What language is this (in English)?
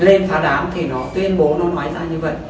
Vietnamese